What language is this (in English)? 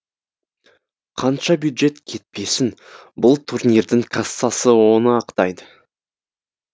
Kazakh